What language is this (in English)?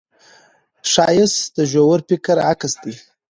Pashto